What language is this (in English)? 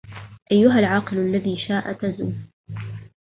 Arabic